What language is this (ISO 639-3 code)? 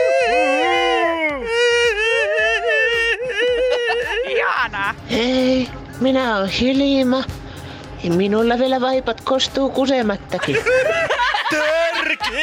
fin